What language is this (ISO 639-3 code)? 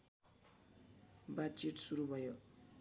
nep